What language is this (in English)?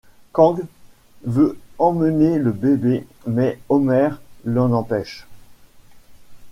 French